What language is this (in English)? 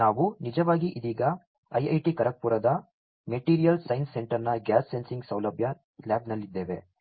Kannada